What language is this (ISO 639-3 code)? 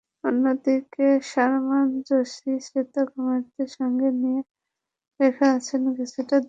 ben